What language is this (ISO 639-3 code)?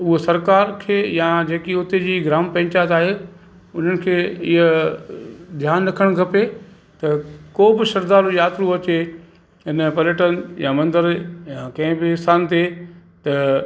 snd